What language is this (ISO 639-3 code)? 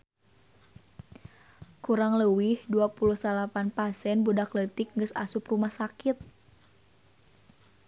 sun